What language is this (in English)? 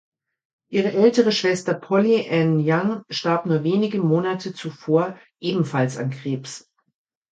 German